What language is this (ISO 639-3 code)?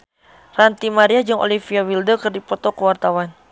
sun